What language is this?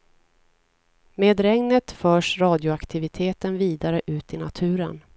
Swedish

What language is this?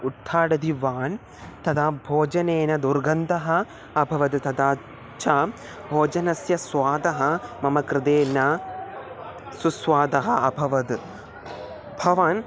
Sanskrit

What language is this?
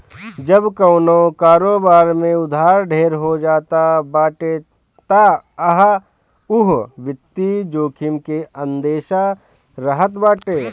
Bhojpuri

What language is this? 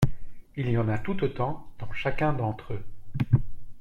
French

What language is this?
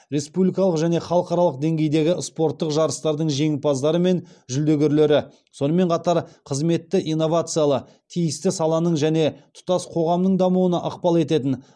Kazakh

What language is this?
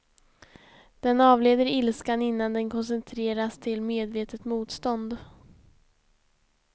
Swedish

